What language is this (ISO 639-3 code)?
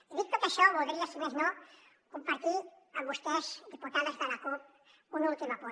cat